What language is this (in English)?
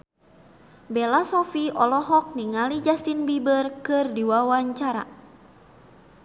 Sundanese